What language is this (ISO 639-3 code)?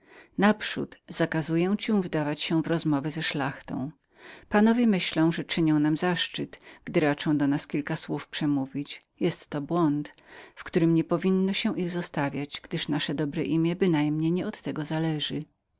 pol